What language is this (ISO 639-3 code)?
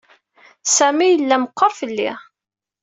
kab